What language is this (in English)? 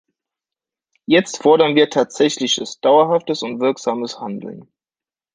German